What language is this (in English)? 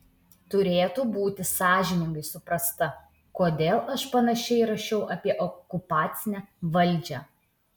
Lithuanian